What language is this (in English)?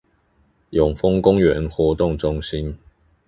Chinese